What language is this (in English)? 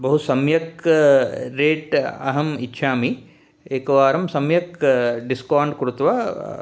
Sanskrit